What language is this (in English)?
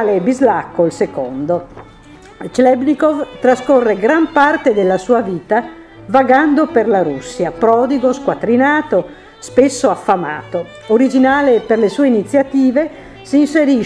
Italian